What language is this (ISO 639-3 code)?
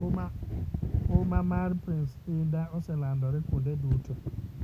luo